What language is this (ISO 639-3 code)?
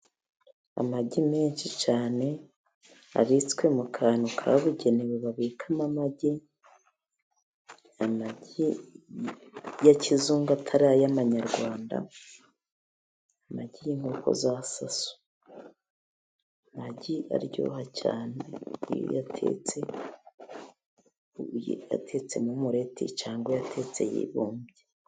kin